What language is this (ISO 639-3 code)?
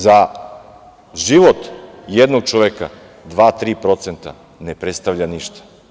srp